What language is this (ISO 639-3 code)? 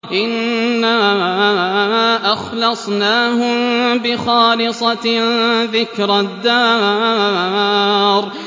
ara